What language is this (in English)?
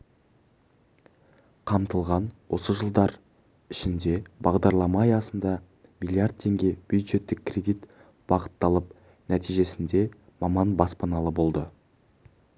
Kazakh